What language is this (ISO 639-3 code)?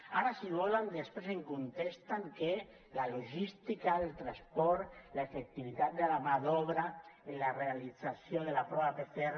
cat